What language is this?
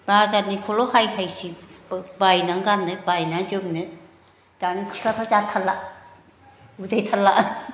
Bodo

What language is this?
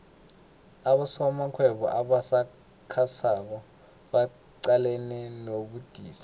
South Ndebele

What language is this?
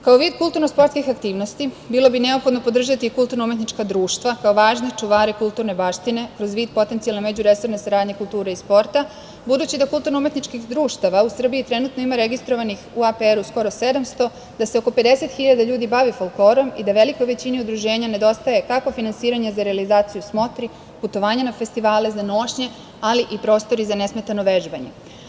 Serbian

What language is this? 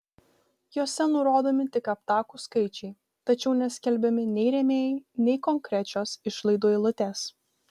Lithuanian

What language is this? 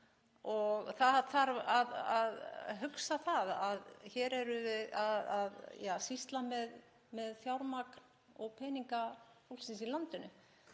Icelandic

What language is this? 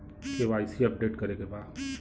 Bhojpuri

